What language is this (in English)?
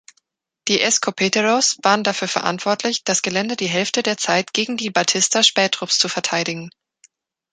German